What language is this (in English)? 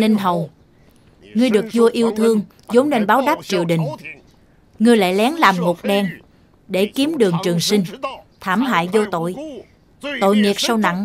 Vietnamese